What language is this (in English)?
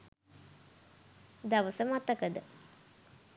Sinhala